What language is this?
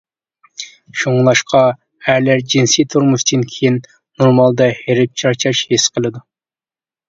Uyghur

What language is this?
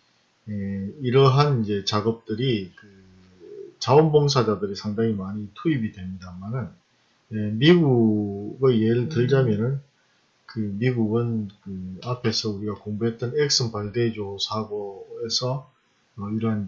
Korean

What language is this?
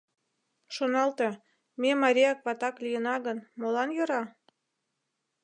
Mari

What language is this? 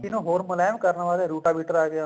Punjabi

